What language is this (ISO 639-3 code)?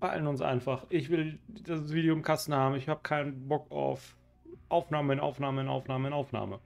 deu